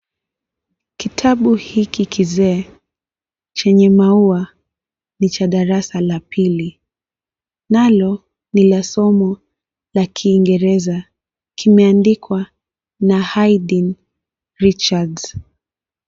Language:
Swahili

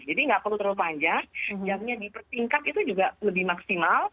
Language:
Indonesian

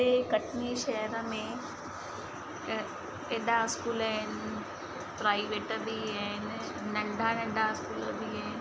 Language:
Sindhi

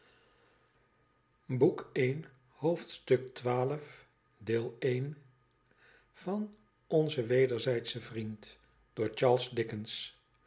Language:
Dutch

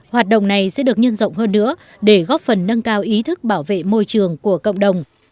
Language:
Vietnamese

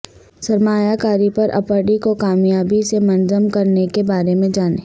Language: Urdu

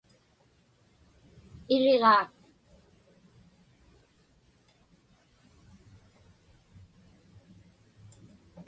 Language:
Inupiaq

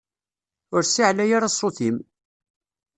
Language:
Kabyle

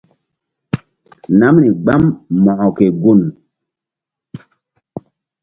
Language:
Mbum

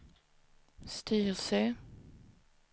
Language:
Swedish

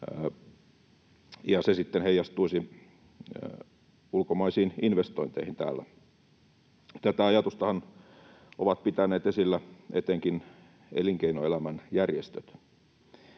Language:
Finnish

